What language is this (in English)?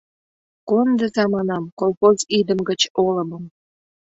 Mari